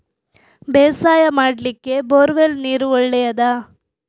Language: Kannada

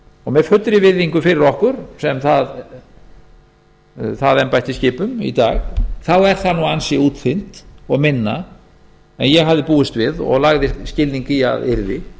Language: Icelandic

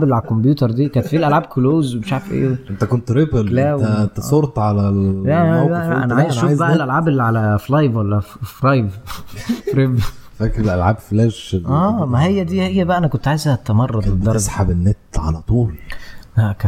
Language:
Arabic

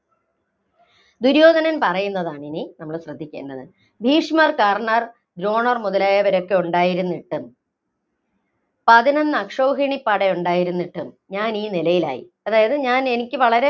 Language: Malayalam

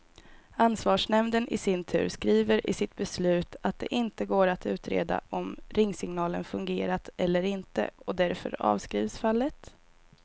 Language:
Swedish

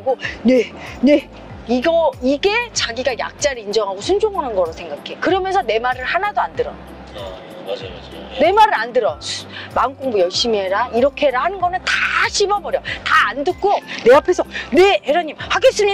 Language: Korean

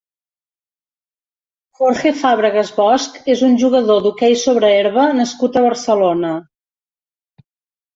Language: Catalan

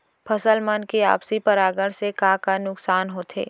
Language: Chhattisgarhi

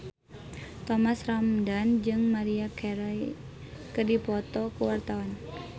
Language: Sundanese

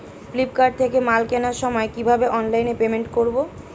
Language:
Bangla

